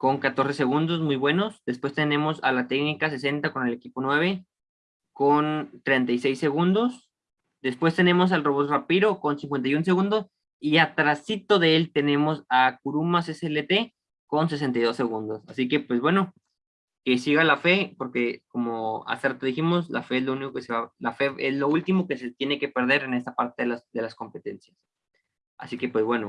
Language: Spanish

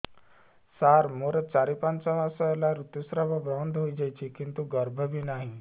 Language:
Odia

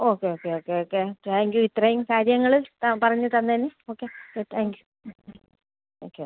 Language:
Malayalam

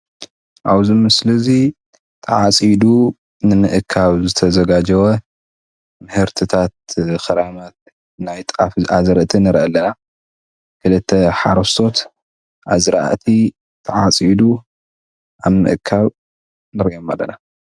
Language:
Tigrinya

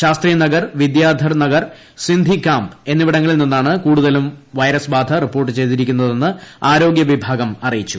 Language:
Malayalam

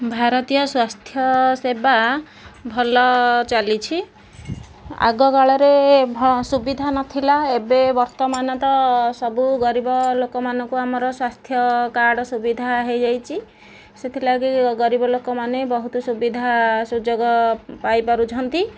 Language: Odia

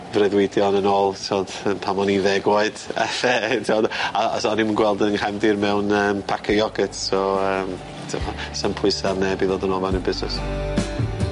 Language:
Welsh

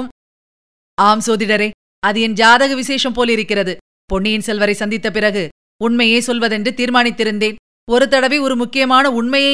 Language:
Tamil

